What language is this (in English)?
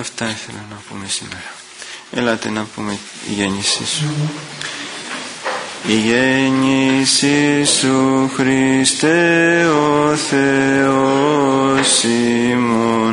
Greek